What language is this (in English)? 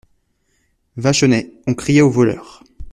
French